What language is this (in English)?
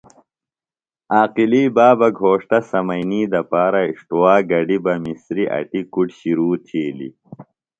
Phalura